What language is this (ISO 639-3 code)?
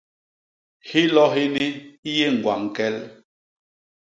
bas